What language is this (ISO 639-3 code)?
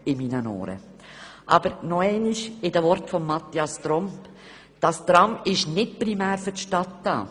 gsw